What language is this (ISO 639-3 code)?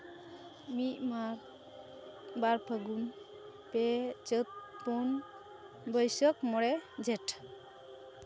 sat